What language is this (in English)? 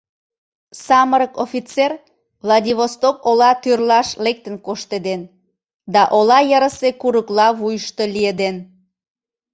Mari